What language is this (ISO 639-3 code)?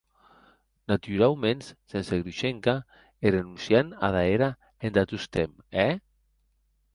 oci